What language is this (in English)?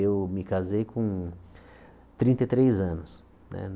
Portuguese